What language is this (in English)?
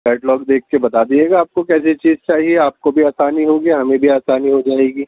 Urdu